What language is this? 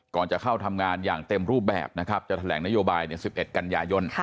Thai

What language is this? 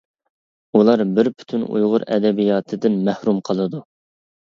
Uyghur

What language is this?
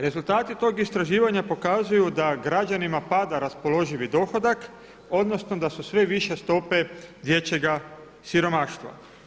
Croatian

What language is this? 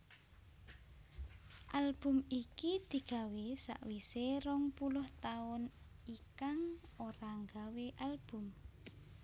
Javanese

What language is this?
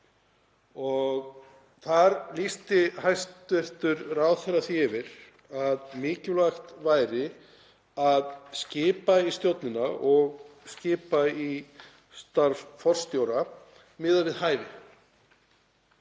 Icelandic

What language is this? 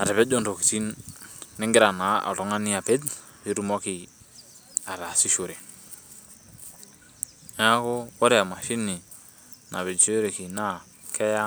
Masai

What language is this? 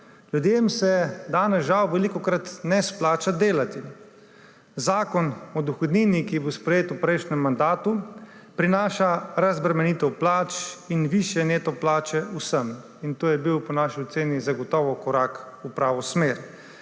Slovenian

